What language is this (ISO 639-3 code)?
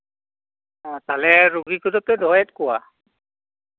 sat